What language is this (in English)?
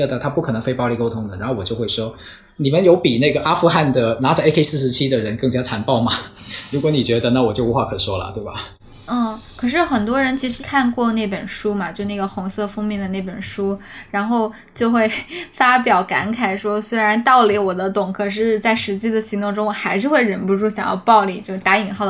Chinese